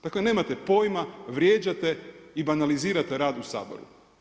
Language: Croatian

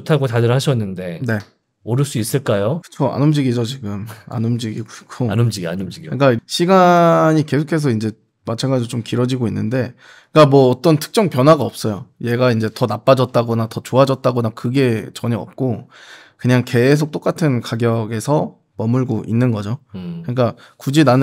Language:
Korean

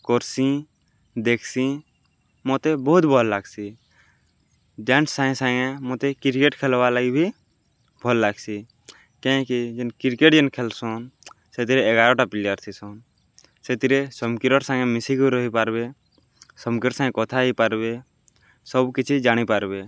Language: Odia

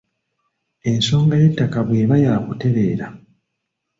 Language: Ganda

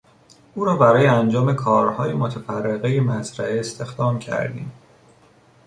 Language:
Persian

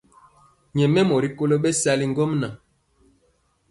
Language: Mpiemo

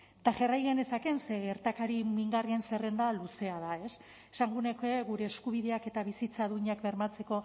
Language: Basque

